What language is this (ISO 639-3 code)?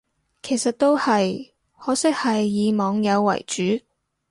yue